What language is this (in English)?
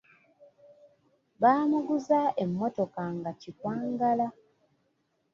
Ganda